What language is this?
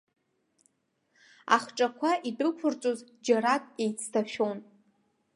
Abkhazian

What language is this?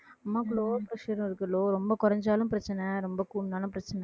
Tamil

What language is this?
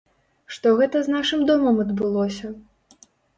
Belarusian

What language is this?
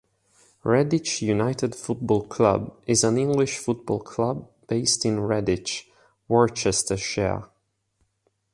English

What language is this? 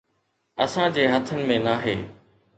Sindhi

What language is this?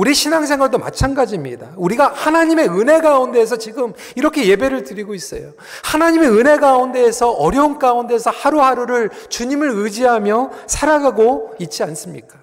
Korean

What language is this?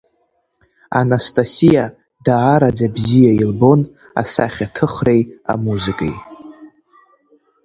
Abkhazian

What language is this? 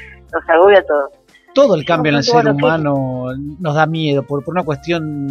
Spanish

